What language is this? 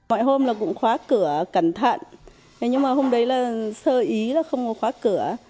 Vietnamese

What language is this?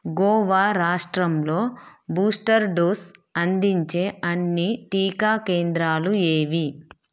Telugu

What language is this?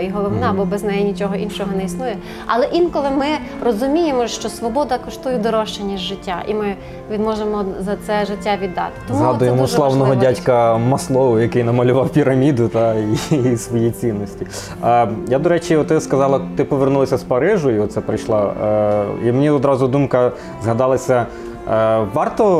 Ukrainian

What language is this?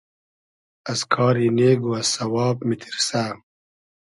Hazaragi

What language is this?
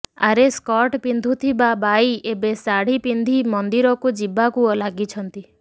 Odia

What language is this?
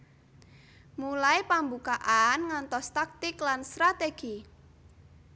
Javanese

